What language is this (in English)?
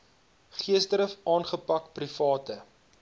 Afrikaans